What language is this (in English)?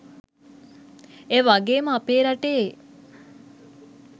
Sinhala